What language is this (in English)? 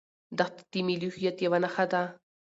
Pashto